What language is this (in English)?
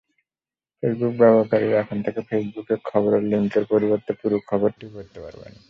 Bangla